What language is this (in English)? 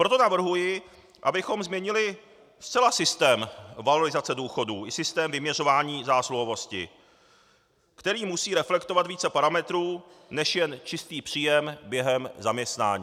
Czech